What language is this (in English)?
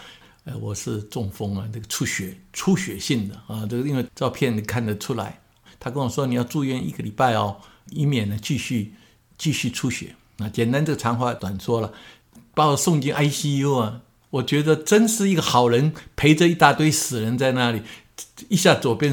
Chinese